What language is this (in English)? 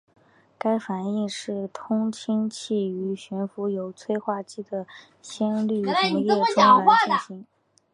Chinese